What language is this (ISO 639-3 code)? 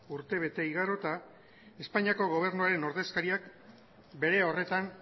eus